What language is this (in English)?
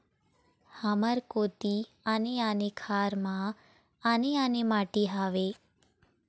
Chhattisgarhi